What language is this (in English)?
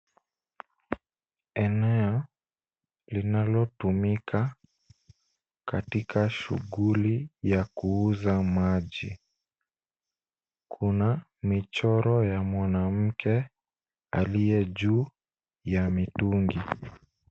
Swahili